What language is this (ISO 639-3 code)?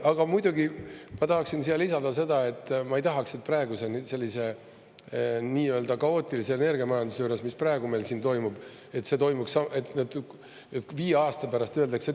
est